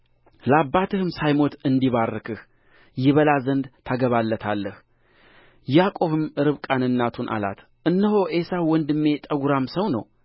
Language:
Amharic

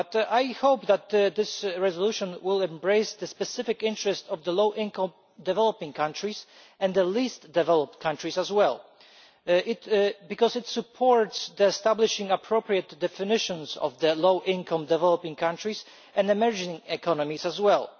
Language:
English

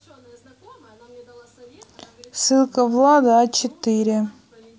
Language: Russian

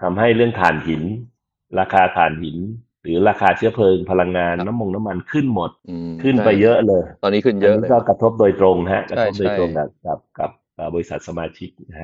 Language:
Thai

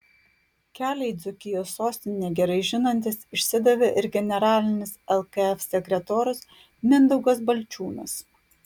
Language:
Lithuanian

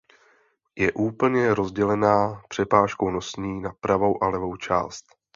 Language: Czech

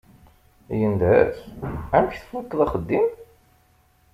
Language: Kabyle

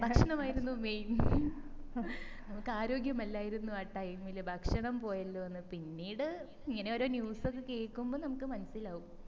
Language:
Malayalam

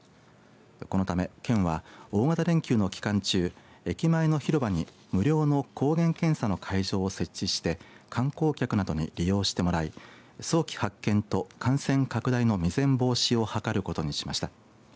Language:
Japanese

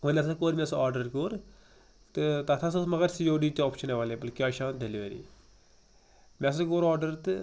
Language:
Kashmiri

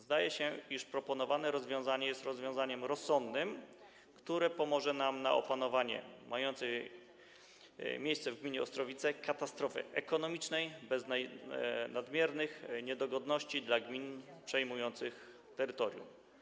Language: Polish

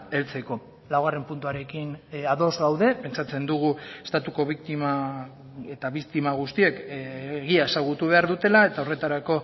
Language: Basque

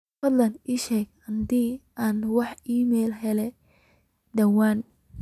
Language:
Somali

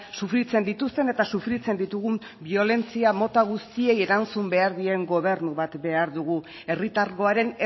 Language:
Basque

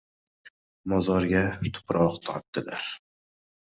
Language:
Uzbek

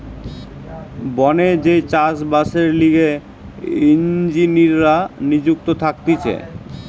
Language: Bangla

